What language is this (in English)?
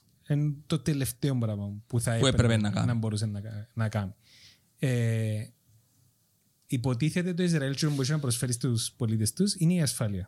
Greek